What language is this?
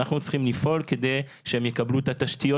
Hebrew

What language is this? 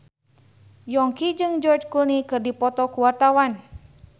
Sundanese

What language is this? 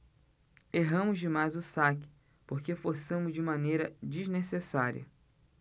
Portuguese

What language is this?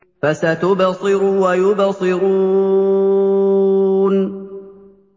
Arabic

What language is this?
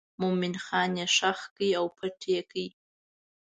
Pashto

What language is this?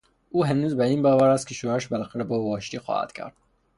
Persian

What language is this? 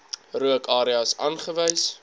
Afrikaans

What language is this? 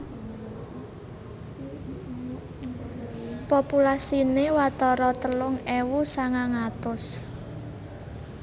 Javanese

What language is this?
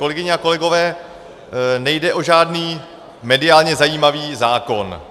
Czech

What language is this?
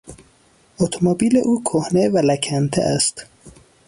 Persian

